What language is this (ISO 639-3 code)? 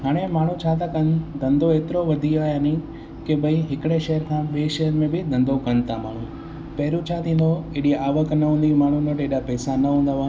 snd